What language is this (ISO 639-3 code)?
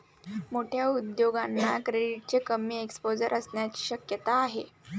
mar